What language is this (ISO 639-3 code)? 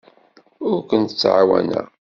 kab